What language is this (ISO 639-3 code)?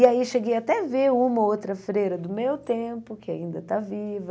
por